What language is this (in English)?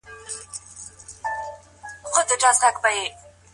Pashto